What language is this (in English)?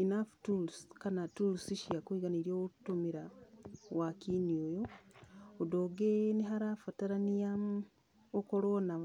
Kikuyu